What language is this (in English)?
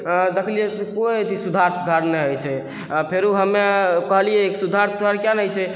Maithili